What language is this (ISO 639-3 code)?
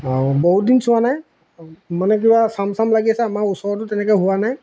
asm